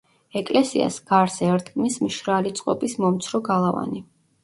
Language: Georgian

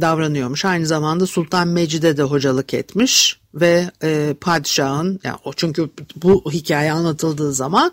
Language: Turkish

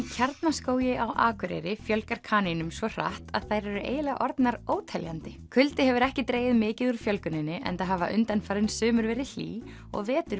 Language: Icelandic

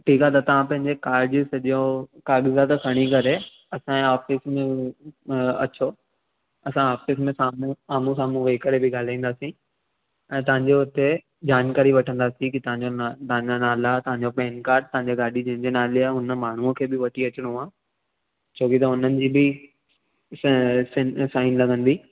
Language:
Sindhi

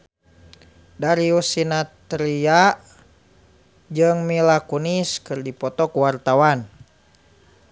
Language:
Sundanese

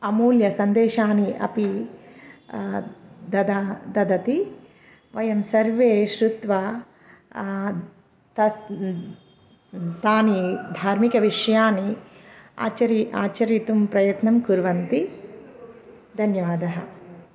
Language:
Sanskrit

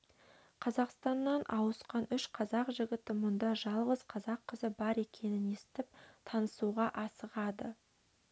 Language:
Kazakh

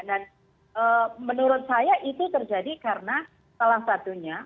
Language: Indonesian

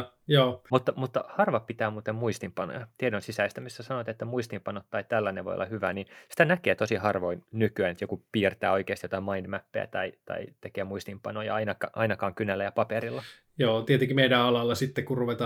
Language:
Finnish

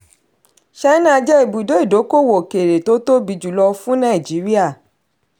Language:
Yoruba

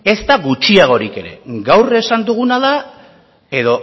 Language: Basque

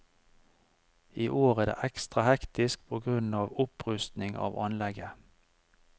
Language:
Norwegian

